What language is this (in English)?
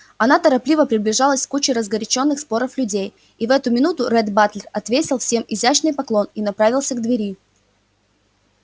Russian